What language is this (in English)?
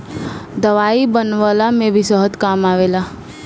Bhojpuri